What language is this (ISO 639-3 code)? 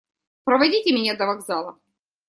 rus